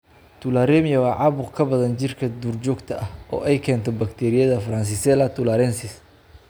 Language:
Somali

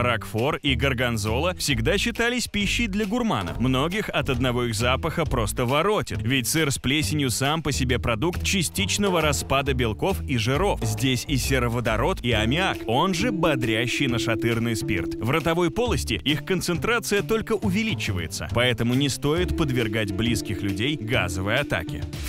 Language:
Russian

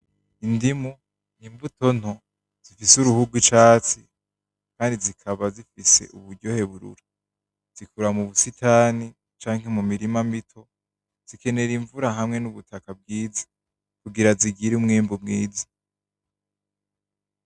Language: Rundi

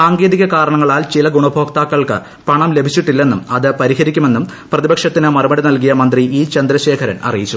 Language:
Malayalam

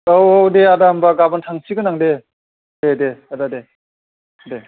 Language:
Bodo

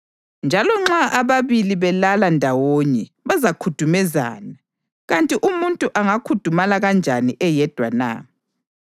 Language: North Ndebele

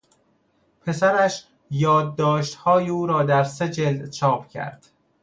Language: Persian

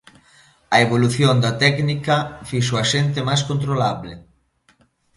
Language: Galician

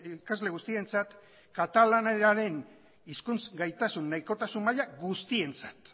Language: Basque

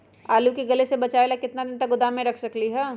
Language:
Magahi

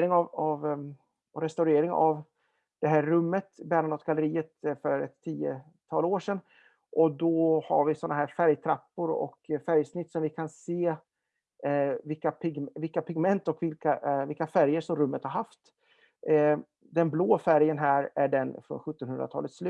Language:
Swedish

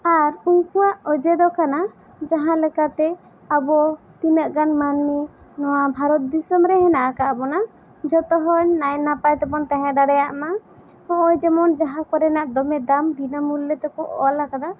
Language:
Santali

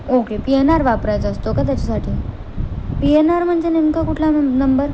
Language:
Marathi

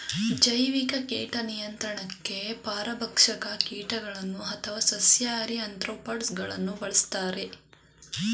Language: Kannada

